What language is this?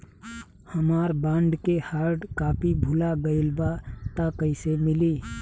Bhojpuri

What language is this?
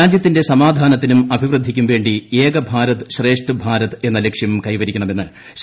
Malayalam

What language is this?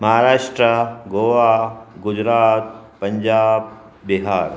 Sindhi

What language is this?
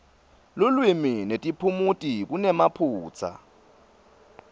Swati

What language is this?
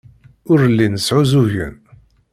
Kabyle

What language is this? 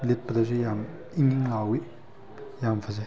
Manipuri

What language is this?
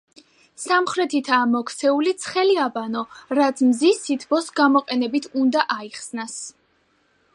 Georgian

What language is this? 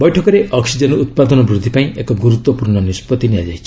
Odia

